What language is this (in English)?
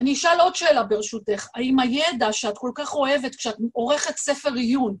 Hebrew